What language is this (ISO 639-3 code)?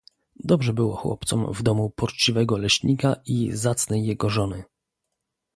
pol